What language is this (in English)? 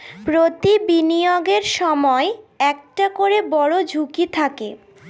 Bangla